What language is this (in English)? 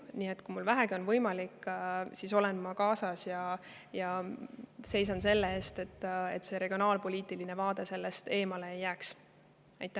Estonian